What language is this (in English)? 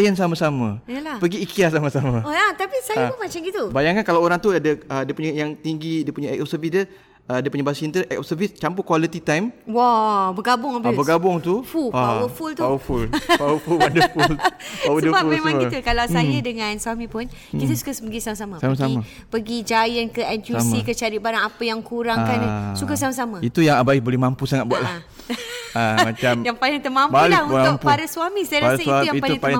Malay